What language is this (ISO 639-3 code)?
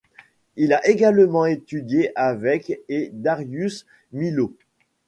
fra